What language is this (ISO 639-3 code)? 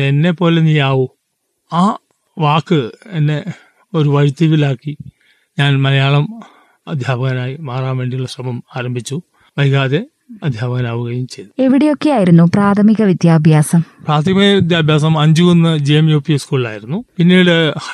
mal